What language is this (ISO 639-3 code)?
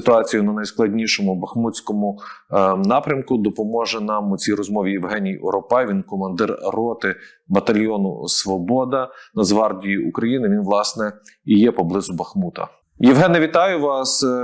ukr